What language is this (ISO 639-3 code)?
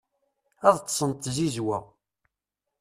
kab